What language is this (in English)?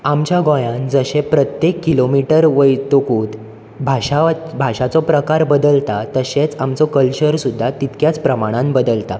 Konkani